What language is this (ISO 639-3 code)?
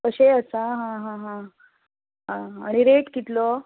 kok